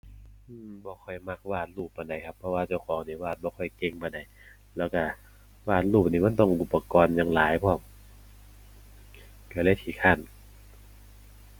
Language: Thai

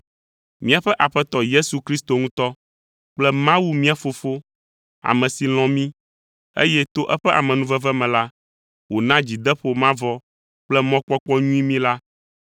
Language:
Ewe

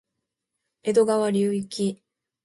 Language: Japanese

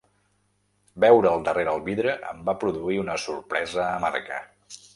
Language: Catalan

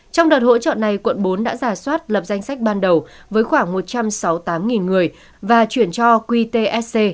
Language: Vietnamese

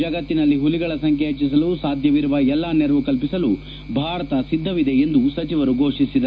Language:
Kannada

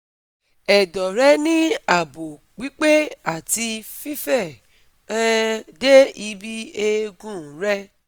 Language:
Yoruba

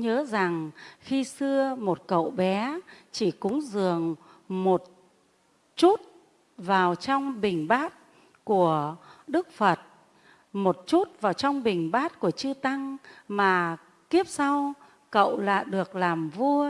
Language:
Vietnamese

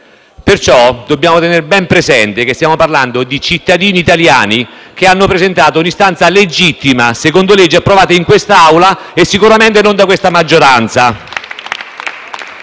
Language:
Italian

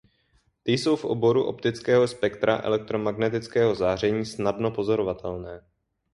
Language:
Czech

